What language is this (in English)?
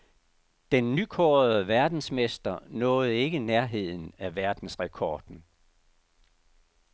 Danish